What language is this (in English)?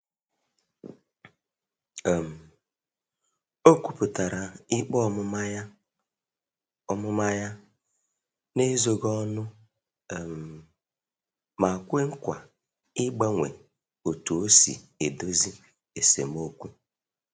Igbo